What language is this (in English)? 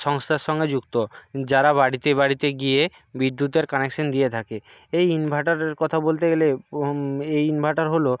Bangla